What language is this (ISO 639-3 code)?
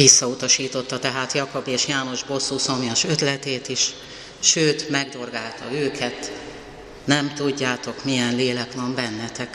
hun